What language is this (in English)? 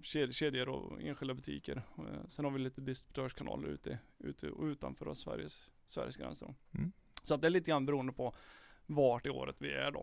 Swedish